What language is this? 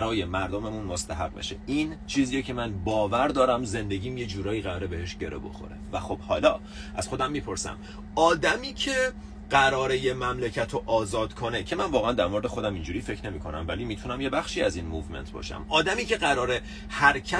Persian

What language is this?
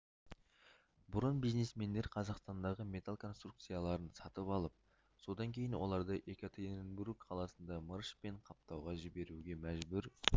Kazakh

